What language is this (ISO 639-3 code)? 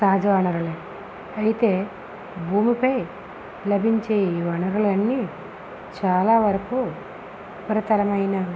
tel